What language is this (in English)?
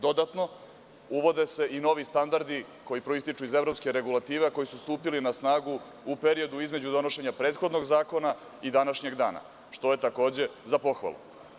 Serbian